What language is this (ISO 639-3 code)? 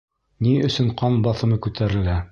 bak